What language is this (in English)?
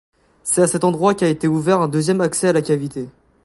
French